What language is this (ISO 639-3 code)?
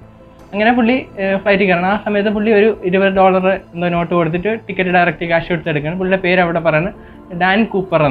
mal